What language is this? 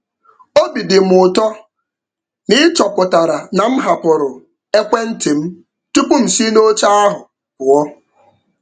Igbo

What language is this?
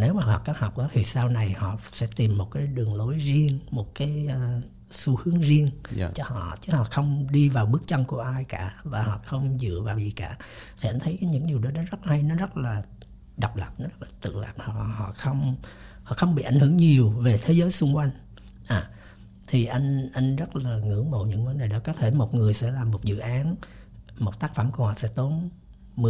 Vietnamese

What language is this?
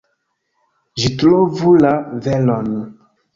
Esperanto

